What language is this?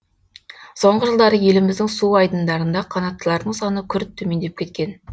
Kazakh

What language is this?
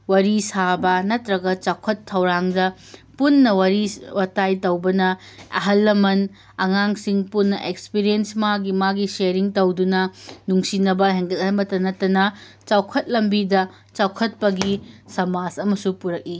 Manipuri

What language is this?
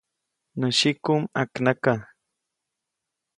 Copainalá Zoque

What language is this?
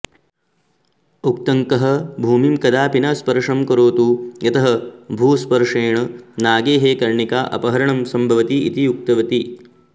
Sanskrit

